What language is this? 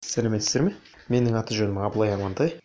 Kazakh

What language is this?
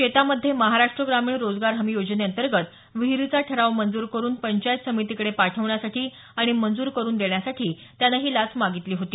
Marathi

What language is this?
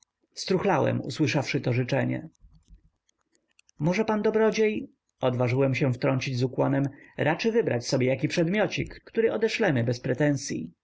Polish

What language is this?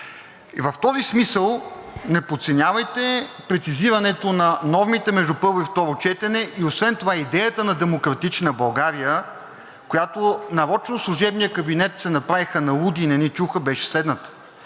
Bulgarian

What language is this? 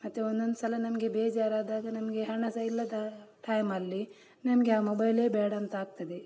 Kannada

